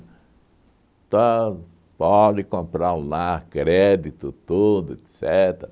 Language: Portuguese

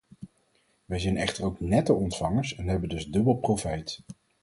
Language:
Dutch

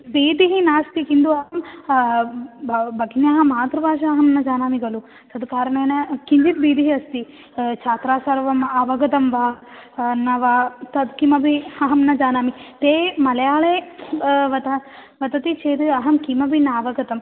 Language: Sanskrit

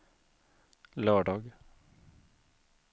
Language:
Swedish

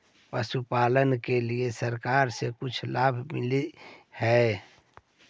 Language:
Magahi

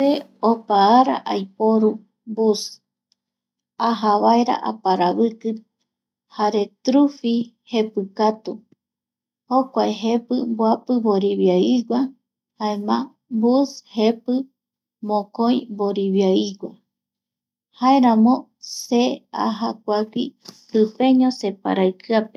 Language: Eastern Bolivian Guaraní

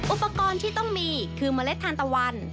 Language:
Thai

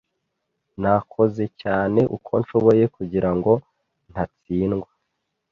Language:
Kinyarwanda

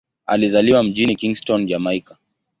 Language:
Swahili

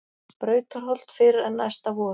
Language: Icelandic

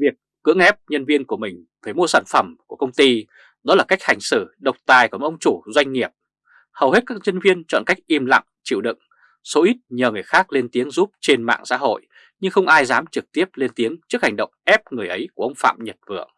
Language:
Vietnamese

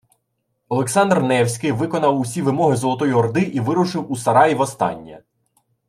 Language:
Ukrainian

